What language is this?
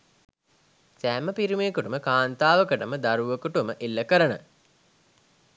Sinhala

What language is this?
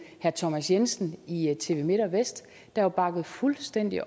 Danish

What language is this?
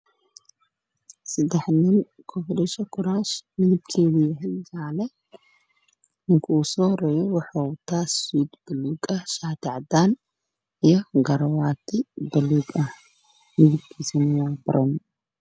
Somali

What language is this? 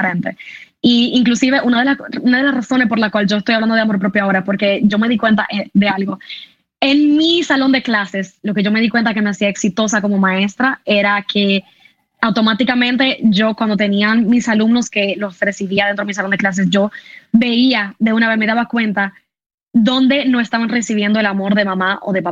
Spanish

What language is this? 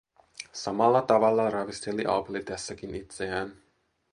Finnish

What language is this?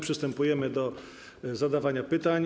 Polish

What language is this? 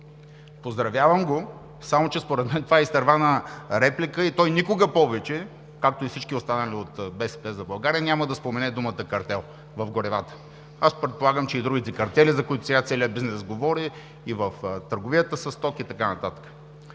Bulgarian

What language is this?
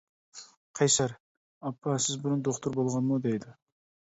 Uyghur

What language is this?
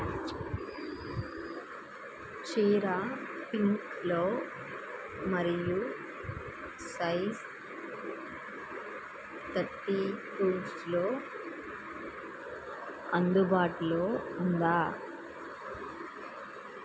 Telugu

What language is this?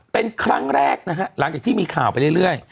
Thai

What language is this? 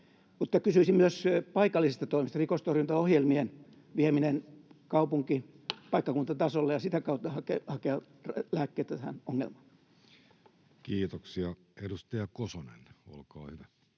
Finnish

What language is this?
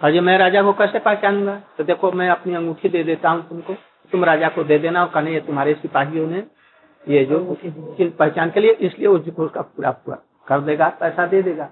Hindi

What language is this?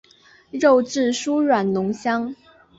Chinese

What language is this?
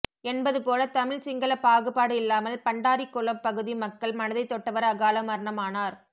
Tamil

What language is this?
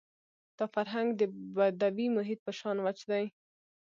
Pashto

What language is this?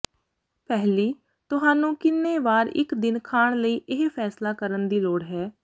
Punjabi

